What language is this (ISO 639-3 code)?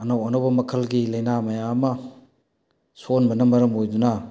mni